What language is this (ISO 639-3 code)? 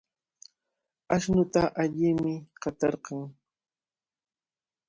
qvl